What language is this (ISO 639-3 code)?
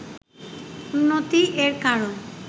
ben